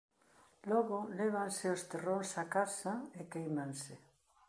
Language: Galician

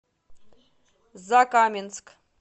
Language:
Russian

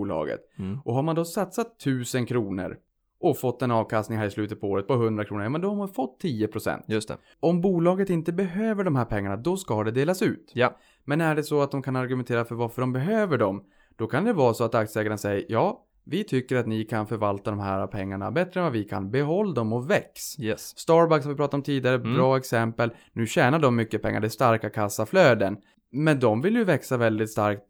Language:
Swedish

